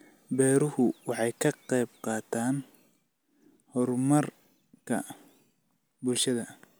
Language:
Somali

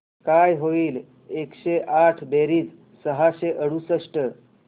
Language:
Marathi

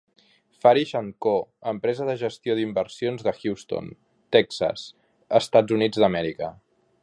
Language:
Catalan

